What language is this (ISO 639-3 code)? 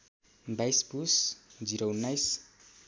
nep